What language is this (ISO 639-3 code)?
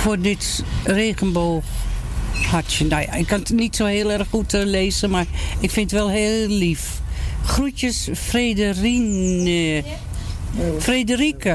nld